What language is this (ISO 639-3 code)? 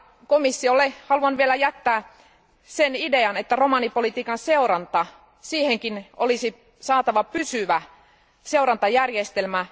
fin